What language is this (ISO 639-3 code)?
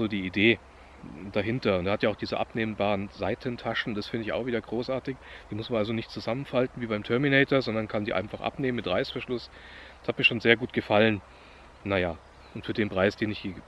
deu